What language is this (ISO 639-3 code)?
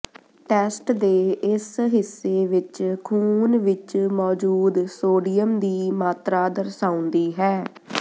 pan